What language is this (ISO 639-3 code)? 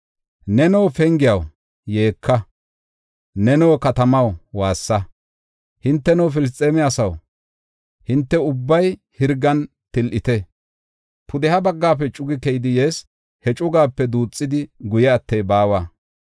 gof